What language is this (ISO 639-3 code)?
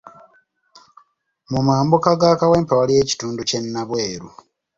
lug